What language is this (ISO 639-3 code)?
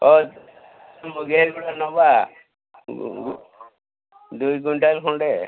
ori